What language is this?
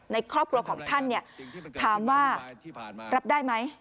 Thai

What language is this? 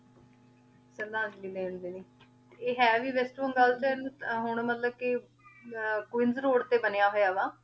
Punjabi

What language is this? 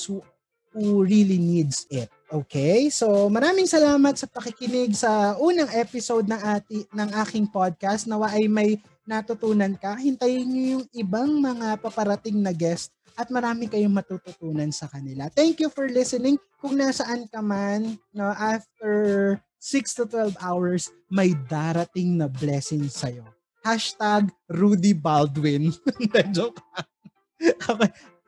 Filipino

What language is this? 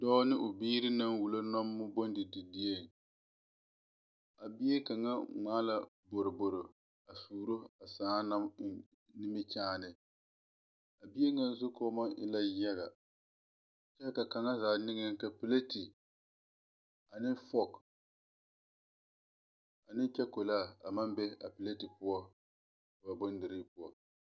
Southern Dagaare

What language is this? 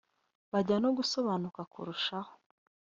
Kinyarwanda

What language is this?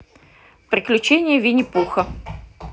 Russian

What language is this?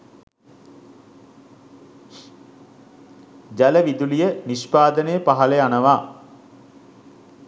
Sinhala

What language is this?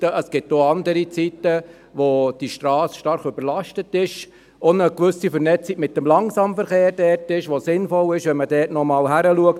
Swiss German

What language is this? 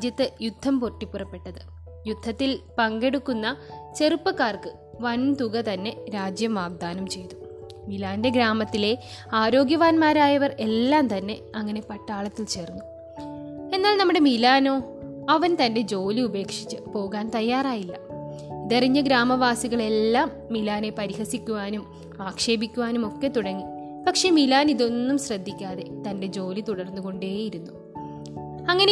Malayalam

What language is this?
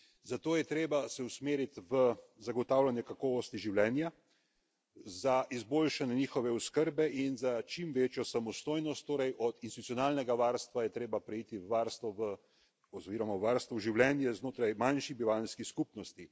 Slovenian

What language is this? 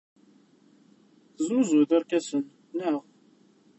Kabyle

